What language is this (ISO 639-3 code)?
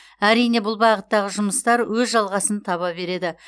kaz